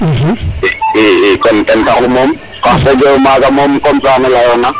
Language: Serer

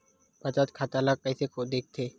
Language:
Chhattisgarhi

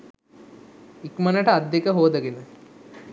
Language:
Sinhala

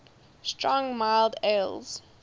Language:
English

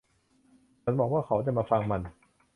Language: Thai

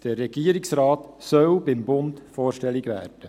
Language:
Swiss German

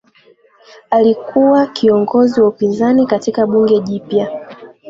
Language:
Swahili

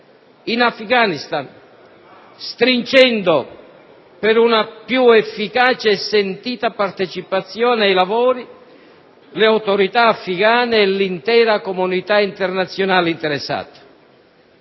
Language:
Italian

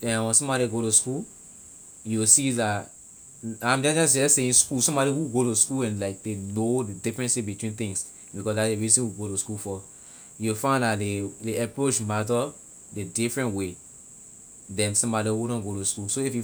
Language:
Liberian English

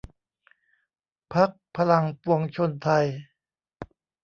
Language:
Thai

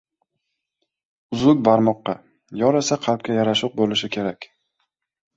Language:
Uzbek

